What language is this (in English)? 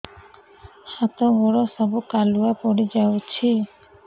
Odia